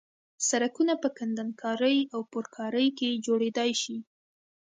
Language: Pashto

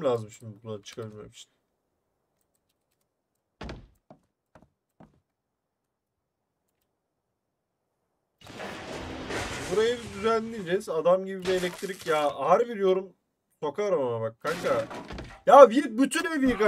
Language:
Turkish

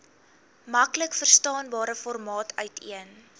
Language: Afrikaans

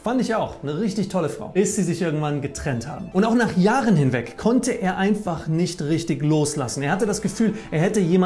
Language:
German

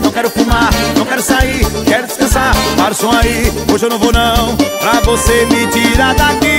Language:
Portuguese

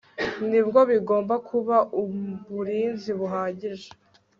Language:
Kinyarwanda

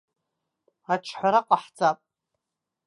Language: Abkhazian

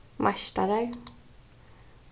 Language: Faroese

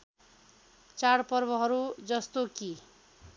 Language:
Nepali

